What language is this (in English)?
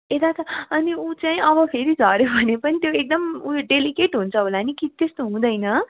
Nepali